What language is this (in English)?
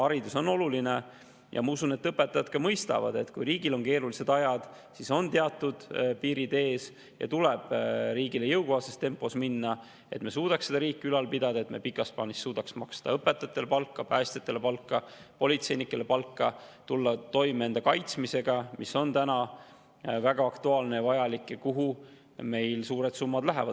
Estonian